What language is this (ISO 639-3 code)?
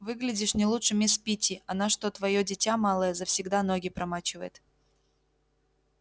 rus